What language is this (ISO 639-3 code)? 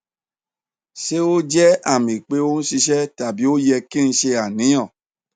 yor